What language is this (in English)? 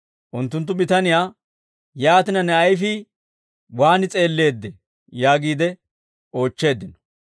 Dawro